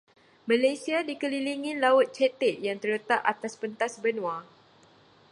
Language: Malay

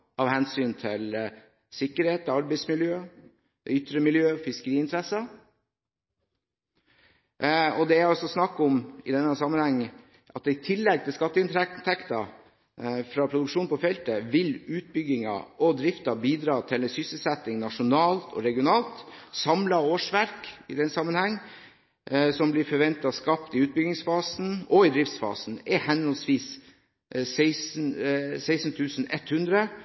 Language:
Norwegian Bokmål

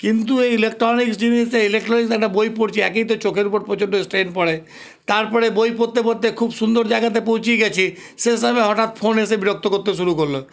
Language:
Bangla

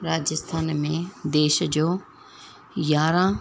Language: Sindhi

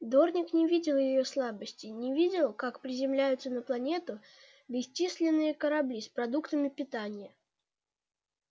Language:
Russian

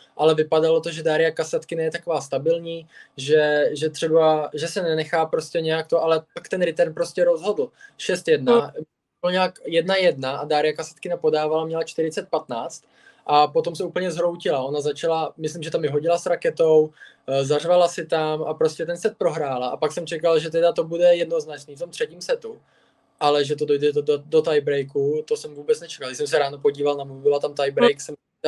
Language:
Czech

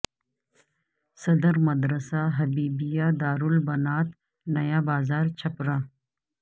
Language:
Urdu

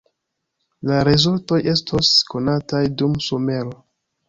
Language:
Esperanto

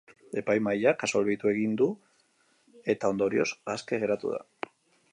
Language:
Basque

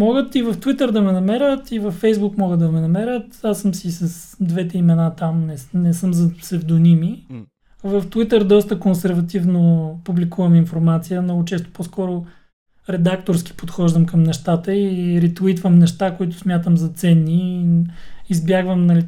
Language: Bulgarian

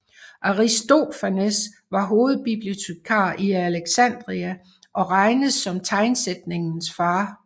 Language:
Danish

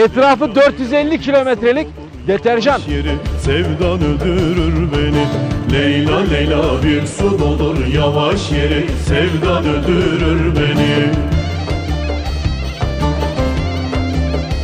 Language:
Turkish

